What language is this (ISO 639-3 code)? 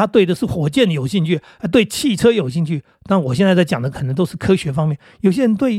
zho